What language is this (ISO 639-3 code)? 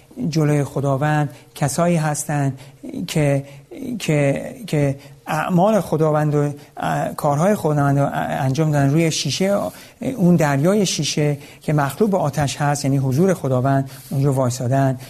fas